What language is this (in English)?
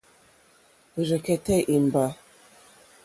Mokpwe